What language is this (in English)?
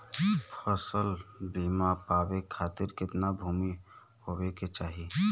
Bhojpuri